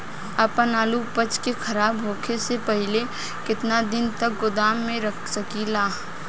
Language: Bhojpuri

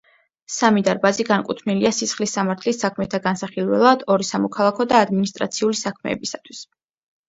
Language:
Georgian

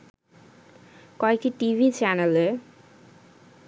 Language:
Bangla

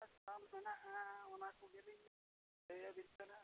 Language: Santali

